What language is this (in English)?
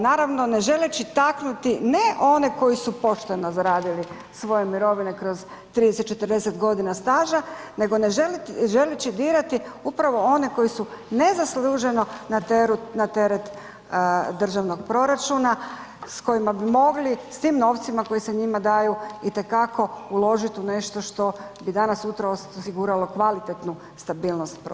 Croatian